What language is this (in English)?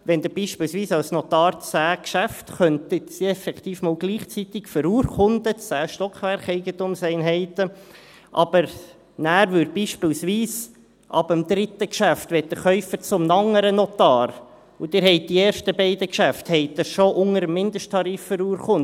Swiss German